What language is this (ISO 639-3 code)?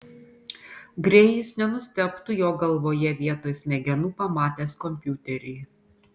lit